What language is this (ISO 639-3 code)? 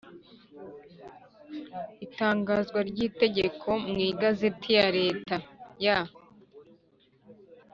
kin